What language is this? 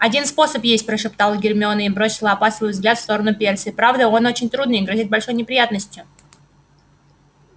Russian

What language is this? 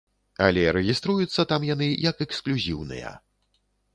Belarusian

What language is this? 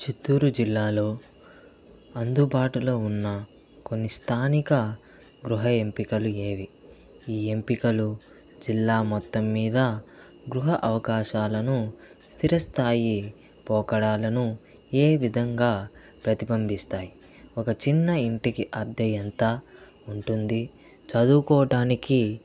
Telugu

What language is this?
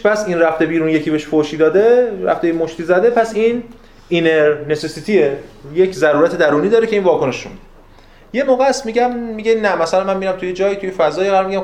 Persian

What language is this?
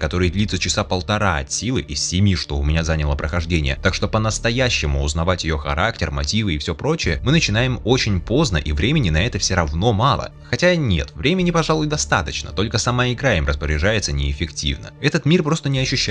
Russian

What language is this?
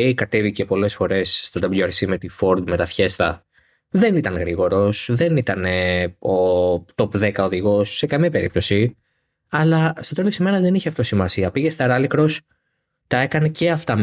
Greek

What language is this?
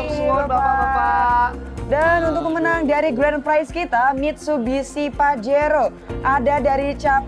Indonesian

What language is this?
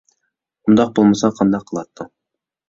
Uyghur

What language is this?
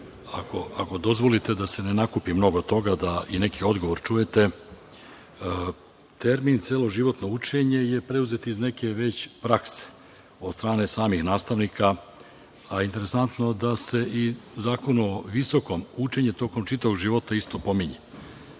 Serbian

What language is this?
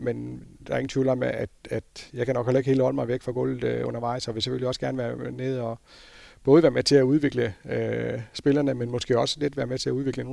Danish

